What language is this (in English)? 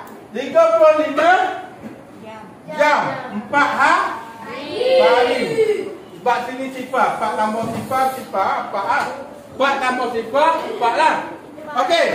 Malay